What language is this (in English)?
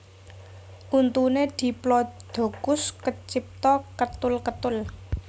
Javanese